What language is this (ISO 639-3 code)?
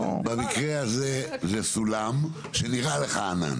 heb